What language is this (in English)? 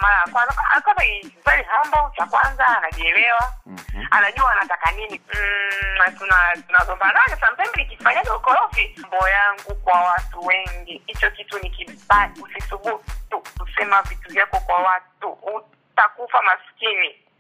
Swahili